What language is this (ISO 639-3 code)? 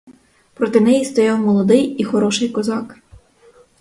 ukr